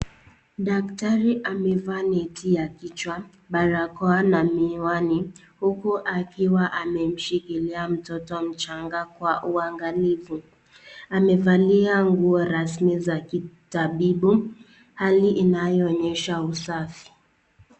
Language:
Swahili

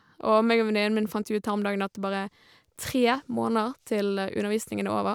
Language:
Norwegian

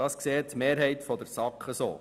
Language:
Swiss German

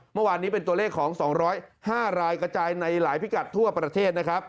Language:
Thai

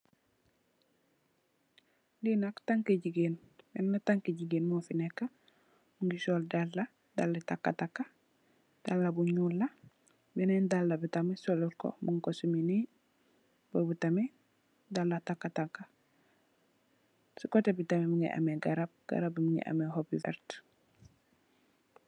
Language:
Wolof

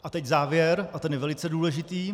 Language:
Czech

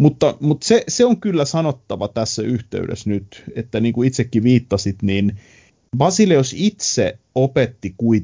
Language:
Finnish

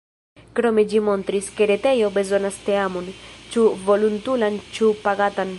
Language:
Esperanto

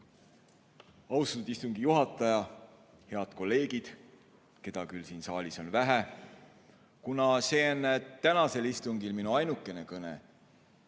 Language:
Estonian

